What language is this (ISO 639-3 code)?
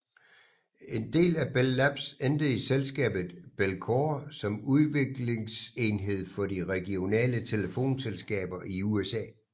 dan